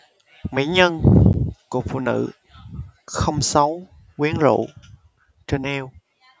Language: Vietnamese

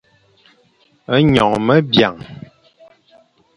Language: Fang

